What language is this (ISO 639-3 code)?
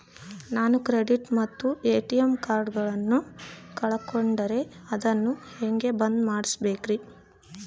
kan